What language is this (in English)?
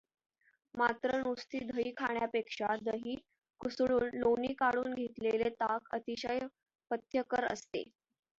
Marathi